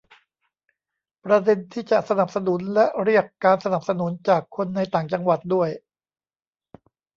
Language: Thai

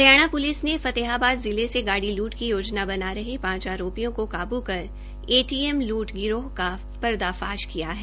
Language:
Hindi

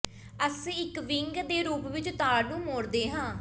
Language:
Punjabi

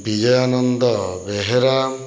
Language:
Odia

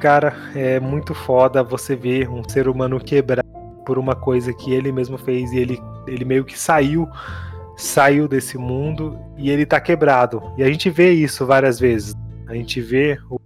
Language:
Portuguese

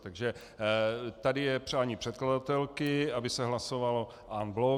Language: Czech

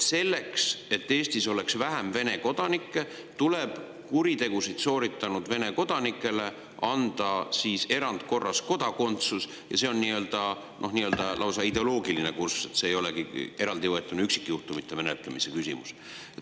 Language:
Estonian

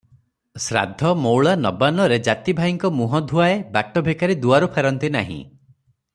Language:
Odia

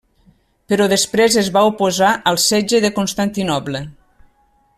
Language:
Catalan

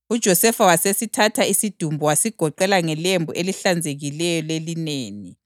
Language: North Ndebele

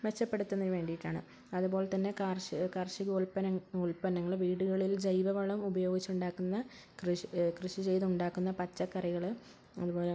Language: Malayalam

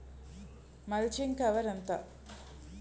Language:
Telugu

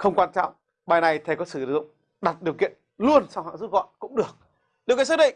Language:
Vietnamese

